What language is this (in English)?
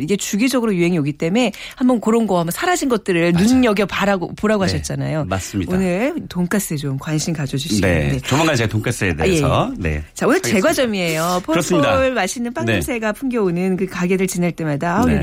Korean